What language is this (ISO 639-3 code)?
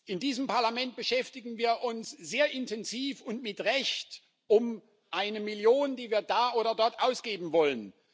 deu